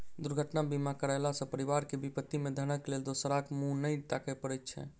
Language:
Maithili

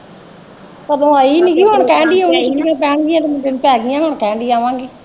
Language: Punjabi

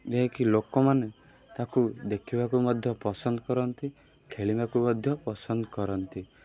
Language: Odia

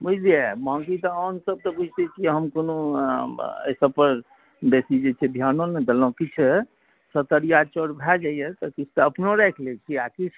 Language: Maithili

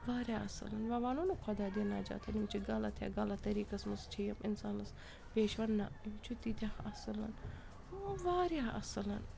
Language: Kashmiri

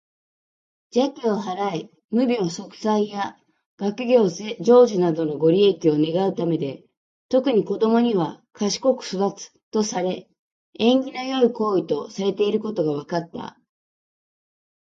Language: Japanese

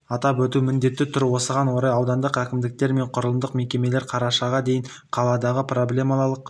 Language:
Kazakh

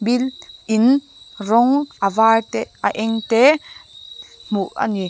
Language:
Mizo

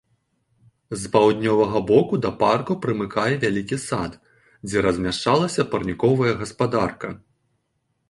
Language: Belarusian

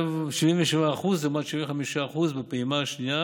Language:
Hebrew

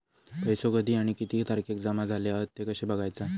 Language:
Marathi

